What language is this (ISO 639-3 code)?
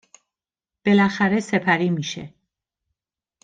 fas